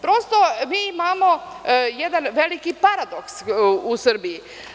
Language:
Serbian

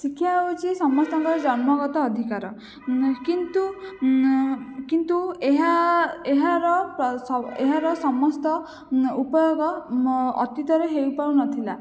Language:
Odia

